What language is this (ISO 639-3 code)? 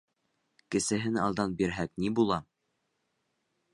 bak